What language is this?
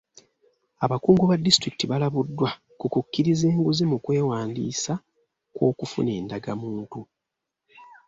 Ganda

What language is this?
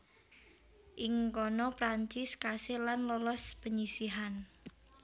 Javanese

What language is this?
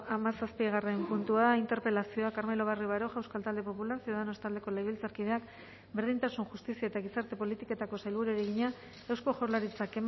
Basque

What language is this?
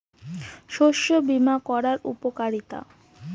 Bangla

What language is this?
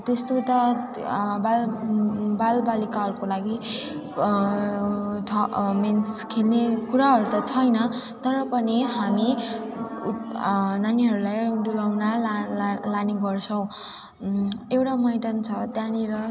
Nepali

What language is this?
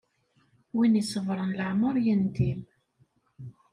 Kabyle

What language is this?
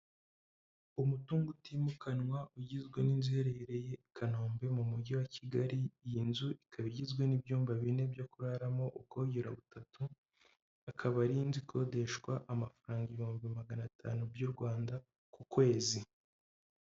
Kinyarwanda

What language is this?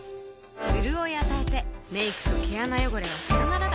Japanese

